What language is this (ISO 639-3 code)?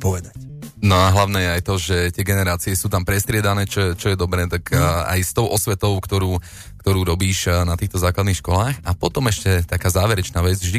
slk